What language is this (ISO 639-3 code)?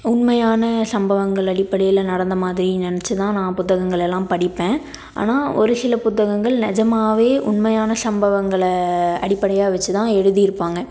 tam